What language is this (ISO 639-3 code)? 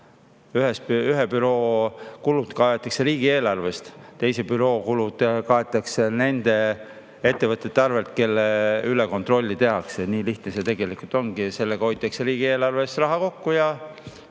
est